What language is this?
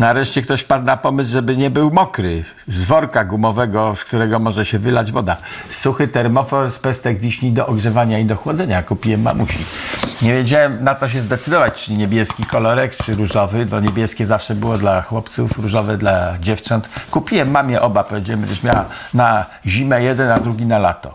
Polish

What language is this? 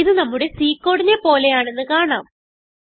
Malayalam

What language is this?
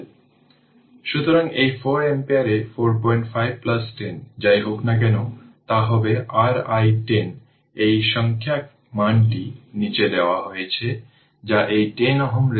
Bangla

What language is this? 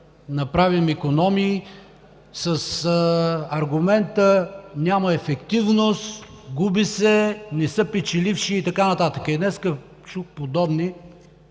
Bulgarian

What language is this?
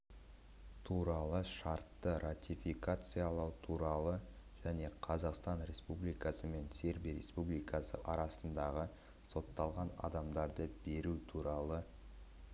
Kazakh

